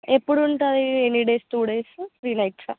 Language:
Telugu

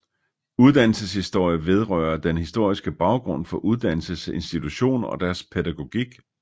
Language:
Danish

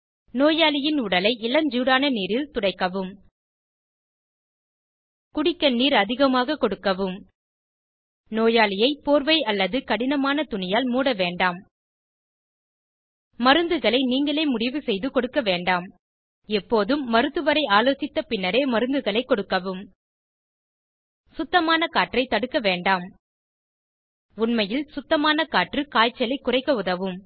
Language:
Tamil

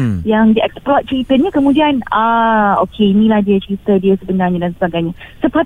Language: Malay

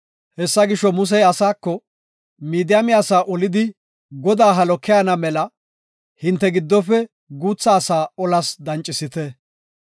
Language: Gofa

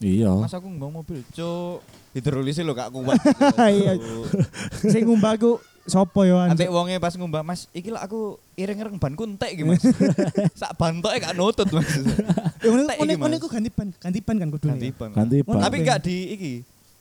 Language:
Indonesian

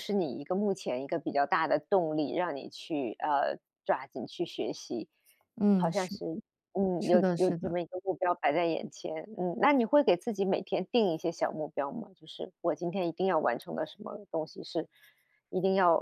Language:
Chinese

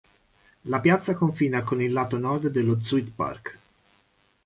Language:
Italian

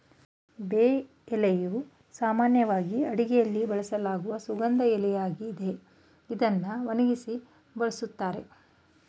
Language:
Kannada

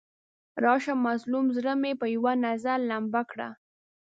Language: Pashto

